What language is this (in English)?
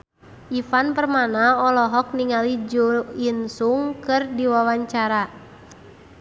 Sundanese